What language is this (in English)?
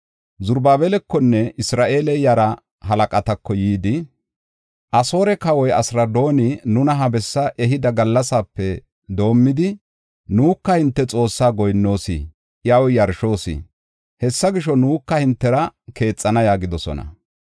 Gofa